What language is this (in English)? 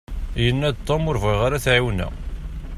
Kabyle